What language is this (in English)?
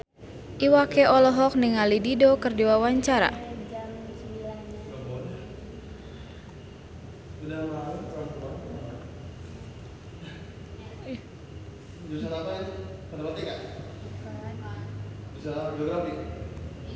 Sundanese